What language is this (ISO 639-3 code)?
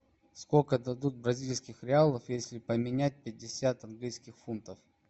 rus